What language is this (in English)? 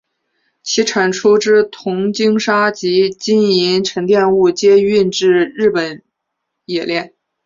Chinese